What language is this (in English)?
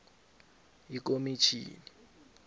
South Ndebele